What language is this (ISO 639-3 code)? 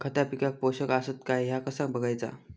mar